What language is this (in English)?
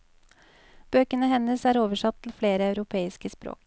Norwegian